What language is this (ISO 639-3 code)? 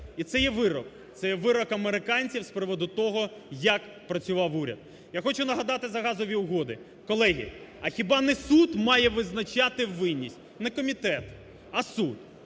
ukr